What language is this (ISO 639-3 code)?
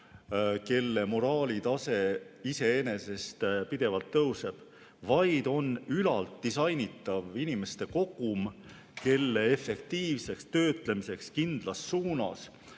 est